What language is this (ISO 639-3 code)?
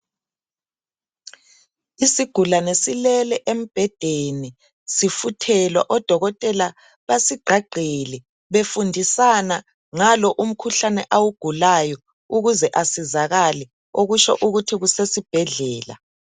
nde